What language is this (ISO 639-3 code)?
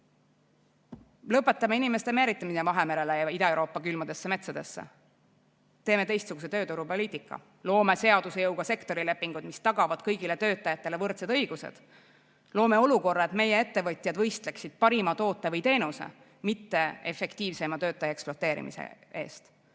est